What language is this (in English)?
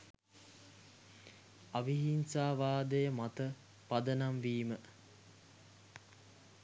Sinhala